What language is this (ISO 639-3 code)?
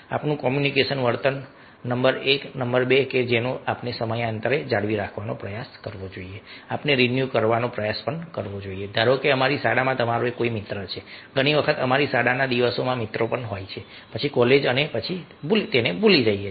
guj